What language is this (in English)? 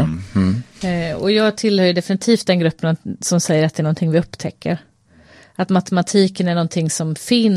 Swedish